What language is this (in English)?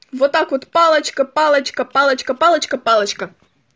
Russian